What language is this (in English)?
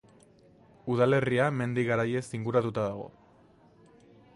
Basque